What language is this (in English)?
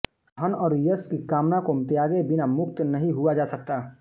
Hindi